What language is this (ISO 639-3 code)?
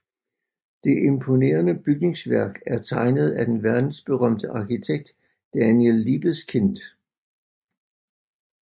dan